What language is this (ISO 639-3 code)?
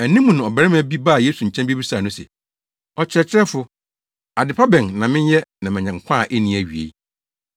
aka